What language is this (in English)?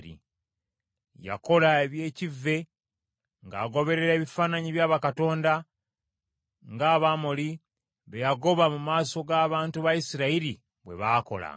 Ganda